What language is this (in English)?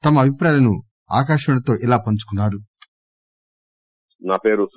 Telugu